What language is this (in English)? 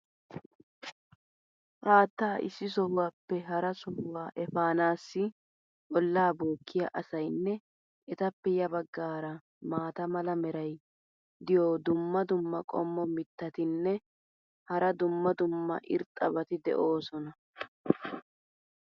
Wolaytta